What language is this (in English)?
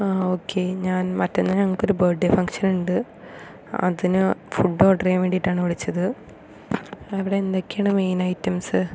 Malayalam